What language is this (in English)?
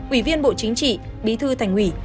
Vietnamese